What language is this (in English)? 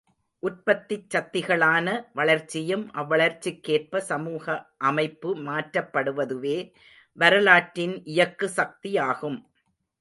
Tamil